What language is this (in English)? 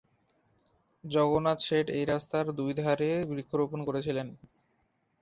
Bangla